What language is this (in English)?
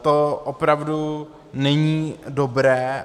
Czech